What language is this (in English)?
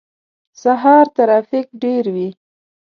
Pashto